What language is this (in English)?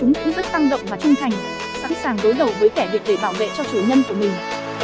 Vietnamese